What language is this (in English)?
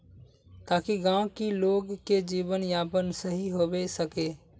Magahi